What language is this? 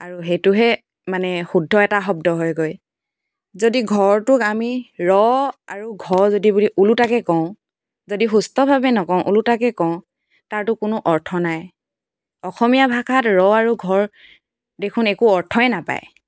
Assamese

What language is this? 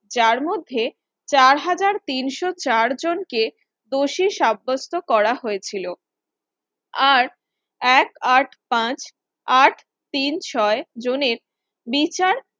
Bangla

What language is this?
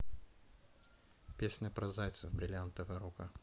Russian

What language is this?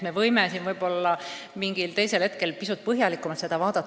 Estonian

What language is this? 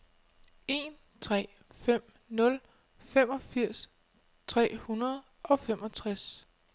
Danish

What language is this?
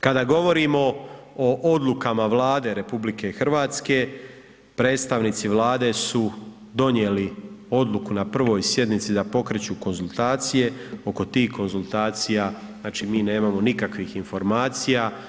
Croatian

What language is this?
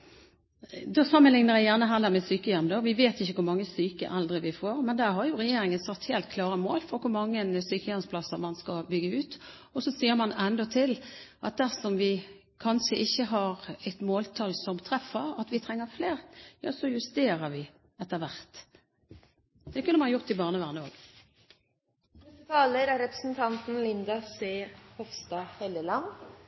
Norwegian Bokmål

